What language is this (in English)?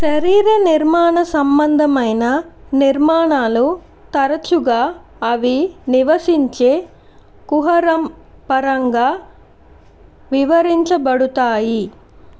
Telugu